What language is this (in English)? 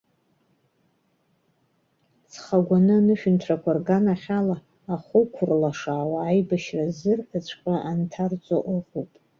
Abkhazian